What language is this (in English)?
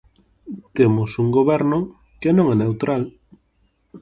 Galician